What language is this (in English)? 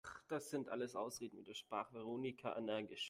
German